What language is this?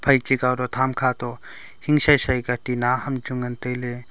Wancho Naga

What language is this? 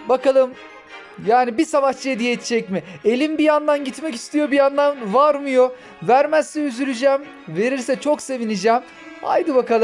Turkish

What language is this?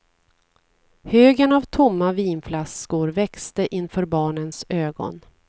Swedish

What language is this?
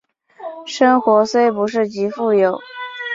Chinese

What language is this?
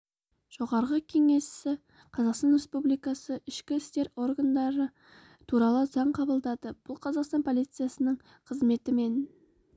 Kazakh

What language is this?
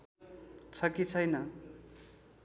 Nepali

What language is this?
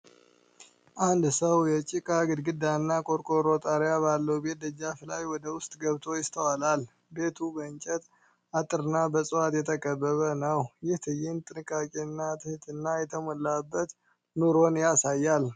Amharic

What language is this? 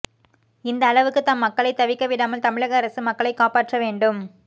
Tamil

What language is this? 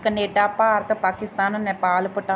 Punjabi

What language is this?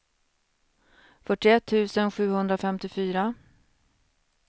Swedish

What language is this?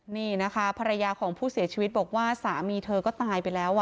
Thai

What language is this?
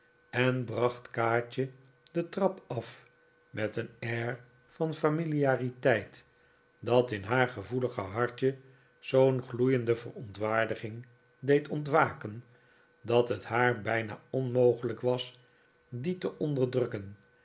Dutch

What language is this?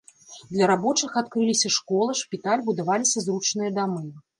Belarusian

